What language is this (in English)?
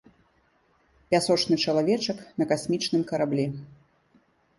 Belarusian